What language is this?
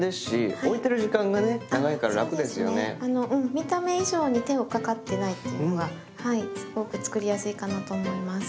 Japanese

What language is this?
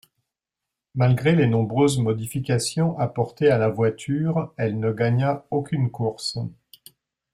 French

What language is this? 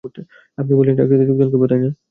Bangla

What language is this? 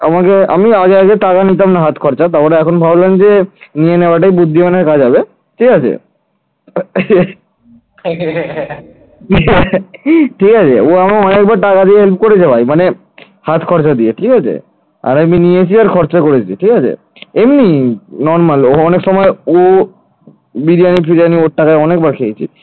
Bangla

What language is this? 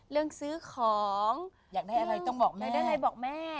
Thai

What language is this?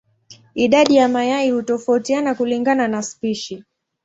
Swahili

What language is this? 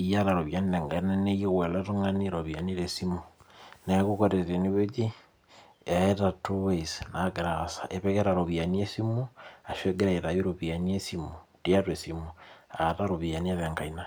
Masai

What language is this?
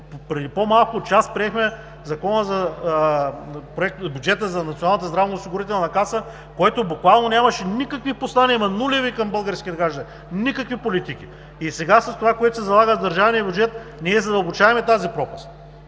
Bulgarian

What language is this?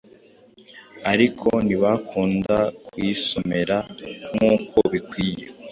Kinyarwanda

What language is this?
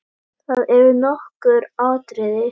Icelandic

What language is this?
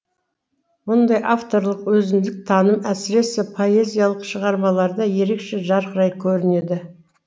Kazakh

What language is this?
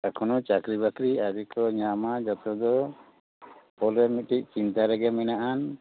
Santali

